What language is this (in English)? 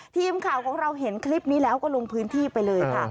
Thai